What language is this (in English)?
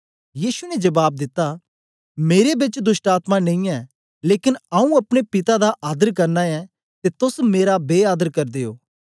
Dogri